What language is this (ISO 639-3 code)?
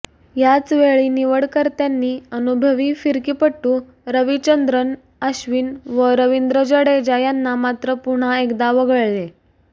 mar